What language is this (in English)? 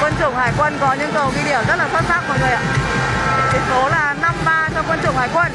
Vietnamese